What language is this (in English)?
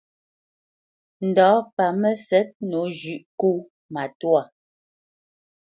Bamenyam